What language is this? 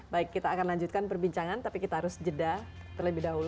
Indonesian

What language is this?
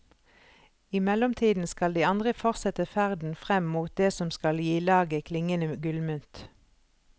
Norwegian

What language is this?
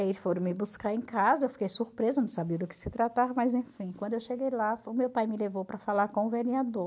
Portuguese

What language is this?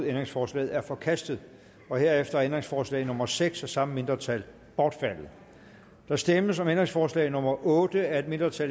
Danish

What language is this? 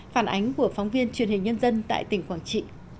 Vietnamese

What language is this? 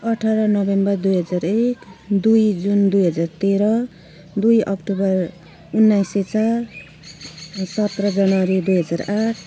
Nepali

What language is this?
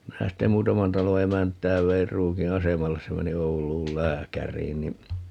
Finnish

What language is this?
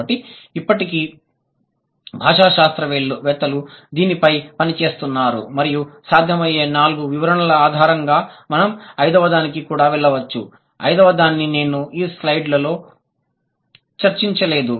Telugu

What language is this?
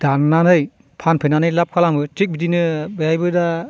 Bodo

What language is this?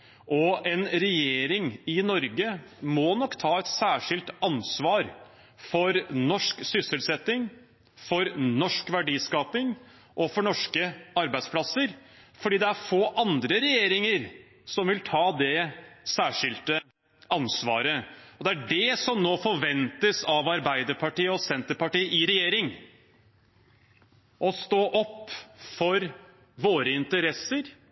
Norwegian Bokmål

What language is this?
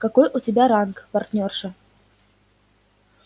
Russian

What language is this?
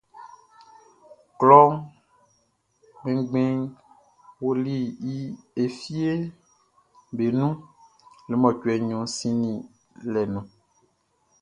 Baoulé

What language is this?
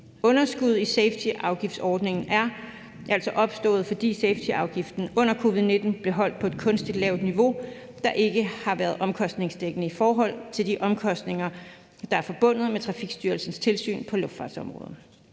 Danish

